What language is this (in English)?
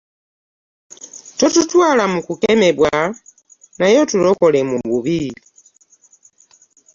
Ganda